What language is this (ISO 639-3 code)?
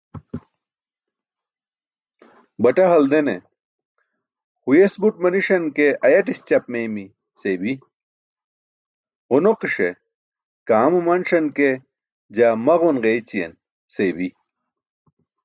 bsk